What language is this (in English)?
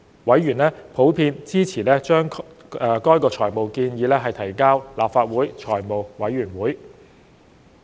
Cantonese